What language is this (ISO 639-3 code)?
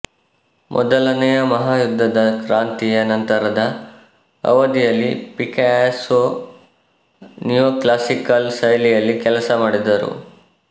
kan